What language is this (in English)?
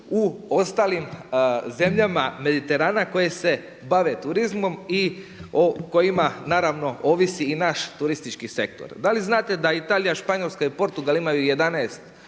Croatian